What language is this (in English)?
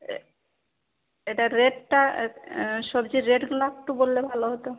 Bangla